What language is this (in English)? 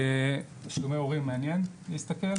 Hebrew